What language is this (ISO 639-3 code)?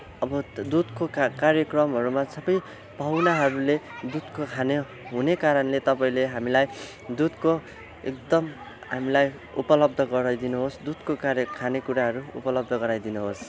nep